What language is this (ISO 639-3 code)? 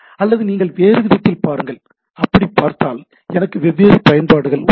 tam